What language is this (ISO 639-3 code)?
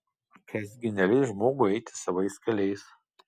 lit